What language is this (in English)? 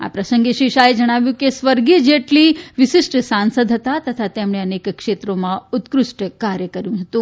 Gujarati